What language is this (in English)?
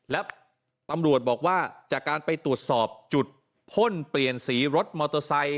Thai